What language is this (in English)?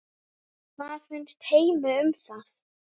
Icelandic